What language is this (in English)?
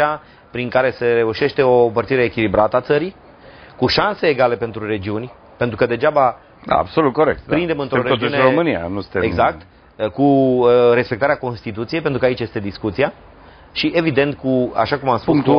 Romanian